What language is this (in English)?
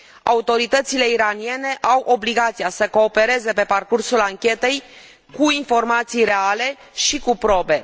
Romanian